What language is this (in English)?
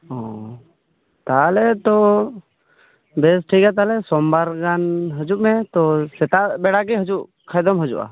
Santali